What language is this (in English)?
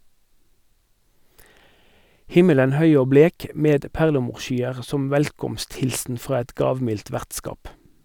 Norwegian